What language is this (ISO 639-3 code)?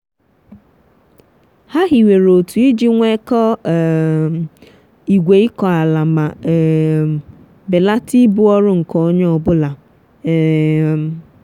ibo